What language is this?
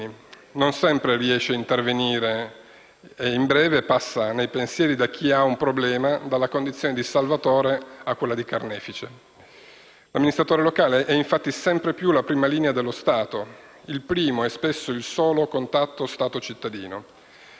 Italian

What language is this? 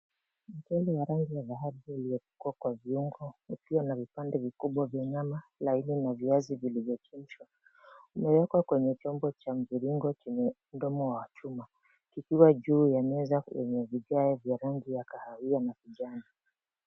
Swahili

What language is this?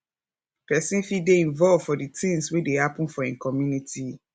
Nigerian Pidgin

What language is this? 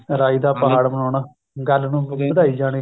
Punjabi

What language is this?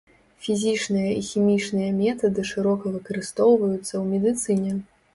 Belarusian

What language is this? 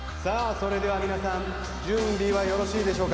Japanese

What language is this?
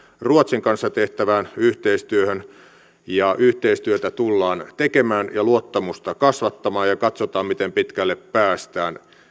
Finnish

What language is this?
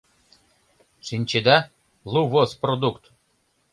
Mari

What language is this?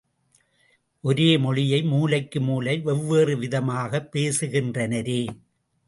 Tamil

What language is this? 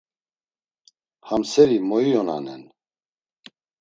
Laz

